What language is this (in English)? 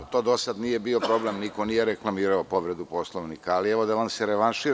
Serbian